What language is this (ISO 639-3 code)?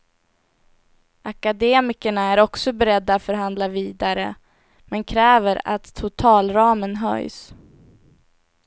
swe